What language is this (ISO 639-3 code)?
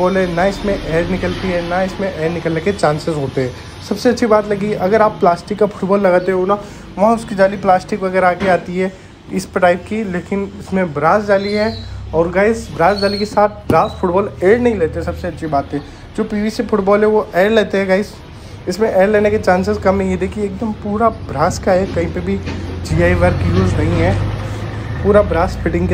hin